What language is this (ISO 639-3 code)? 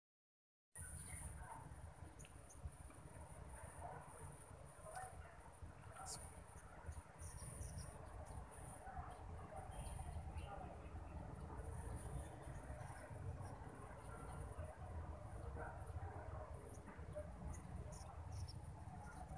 ind